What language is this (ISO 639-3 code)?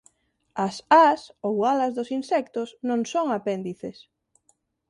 glg